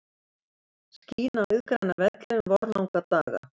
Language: Icelandic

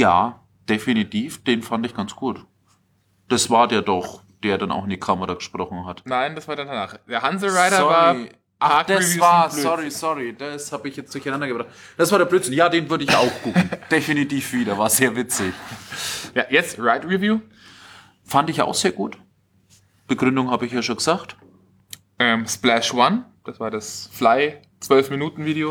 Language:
German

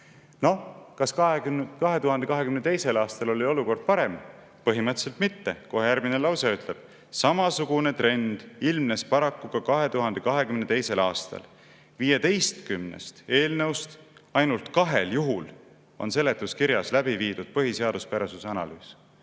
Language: Estonian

